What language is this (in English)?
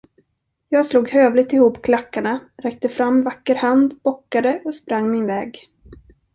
Swedish